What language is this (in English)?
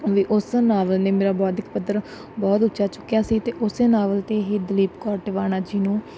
Punjabi